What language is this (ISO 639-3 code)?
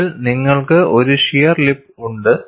mal